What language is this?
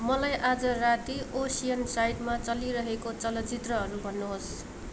Nepali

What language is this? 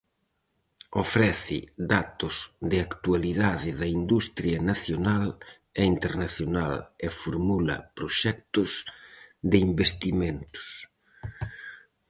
Galician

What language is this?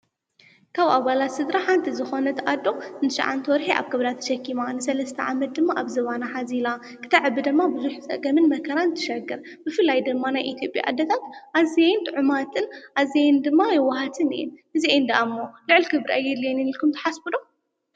Tigrinya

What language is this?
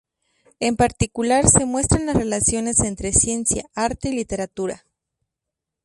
Spanish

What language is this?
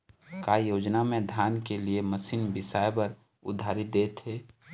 Chhattisgarhi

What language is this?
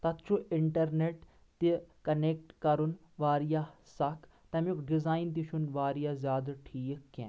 Kashmiri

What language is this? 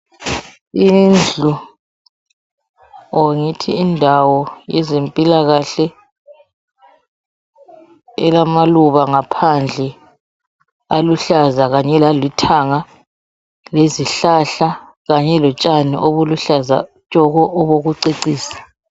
North Ndebele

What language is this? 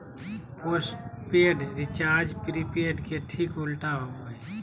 Magahi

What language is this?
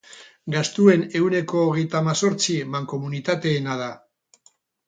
Basque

